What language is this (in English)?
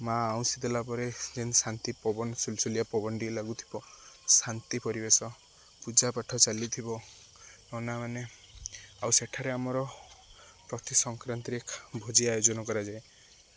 Odia